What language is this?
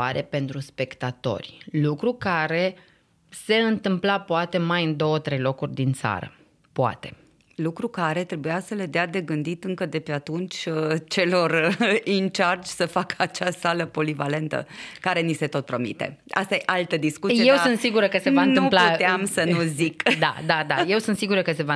Romanian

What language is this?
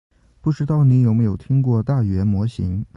Chinese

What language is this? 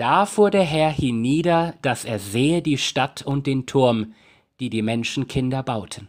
German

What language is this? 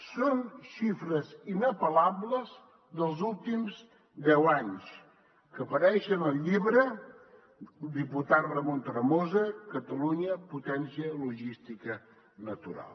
Catalan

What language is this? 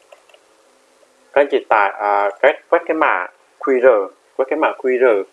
Vietnamese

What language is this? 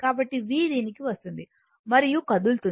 Telugu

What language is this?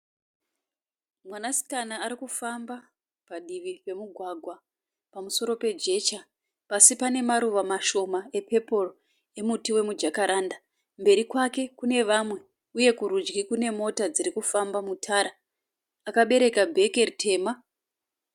Shona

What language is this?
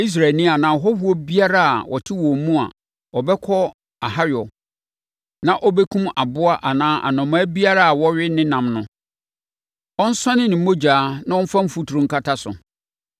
Akan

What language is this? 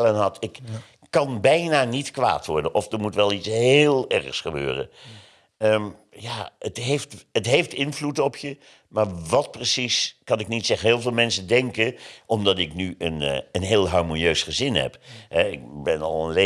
Dutch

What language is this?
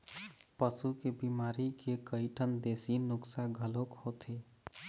Chhattisgarhi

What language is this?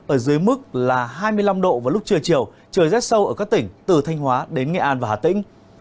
Vietnamese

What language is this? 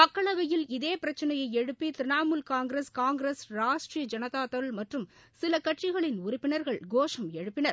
Tamil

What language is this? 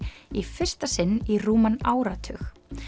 Icelandic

